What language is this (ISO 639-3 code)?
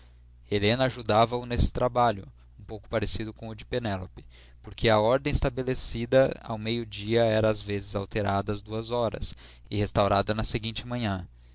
por